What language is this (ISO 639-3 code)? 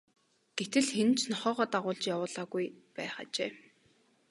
mon